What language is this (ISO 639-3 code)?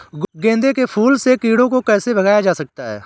hin